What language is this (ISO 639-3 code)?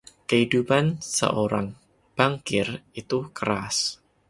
ind